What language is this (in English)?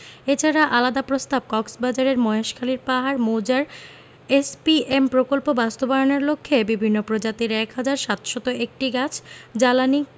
Bangla